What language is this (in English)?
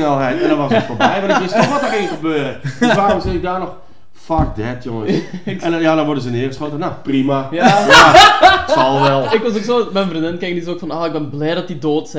Dutch